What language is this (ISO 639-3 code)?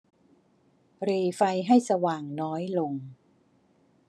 tha